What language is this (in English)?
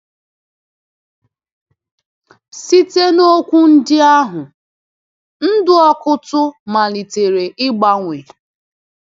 Igbo